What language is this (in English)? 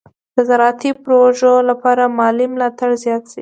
Pashto